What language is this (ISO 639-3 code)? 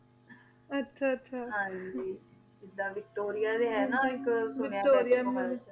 pan